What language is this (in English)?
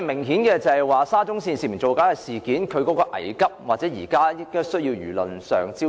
Cantonese